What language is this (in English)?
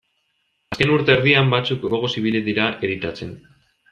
Basque